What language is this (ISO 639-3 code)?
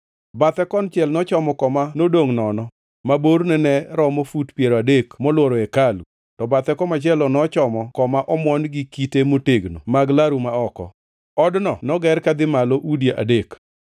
luo